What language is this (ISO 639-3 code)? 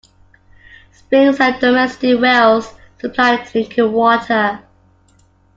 eng